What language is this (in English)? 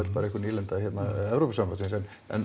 Icelandic